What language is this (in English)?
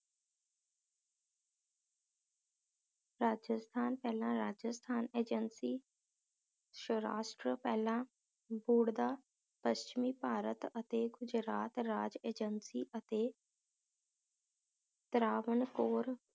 Punjabi